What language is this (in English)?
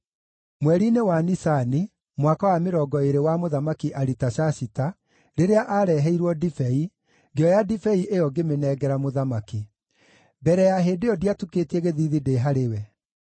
Kikuyu